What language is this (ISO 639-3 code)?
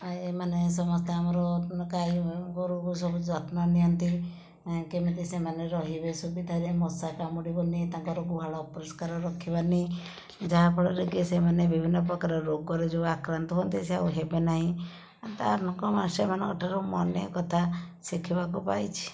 ori